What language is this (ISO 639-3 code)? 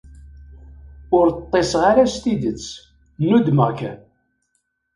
kab